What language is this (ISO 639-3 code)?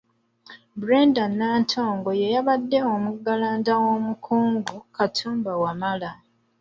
lug